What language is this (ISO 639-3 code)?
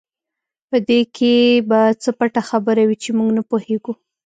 pus